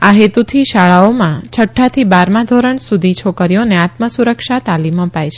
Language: Gujarati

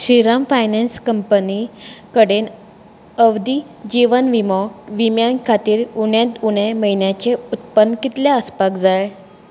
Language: Konkani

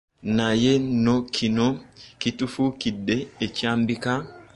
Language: Ganda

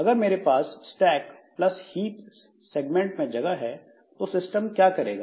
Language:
Hindi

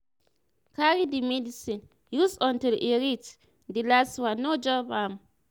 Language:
Nigerian Pidgin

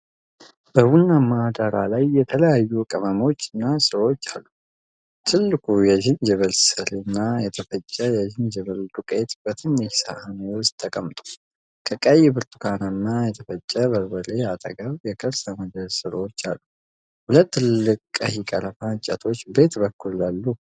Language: Amharic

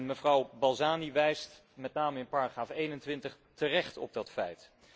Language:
Dutch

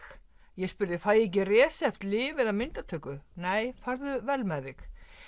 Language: Icelandic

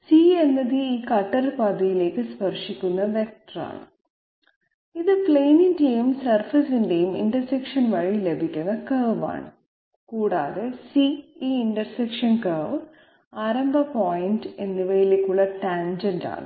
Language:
Malayalam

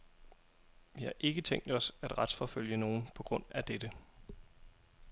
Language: Danish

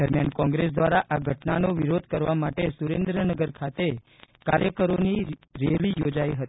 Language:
Gujarati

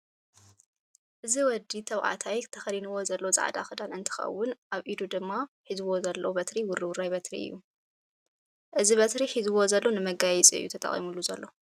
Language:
Tigrinya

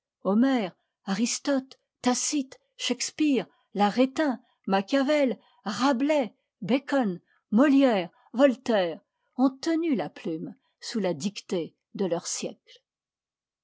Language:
French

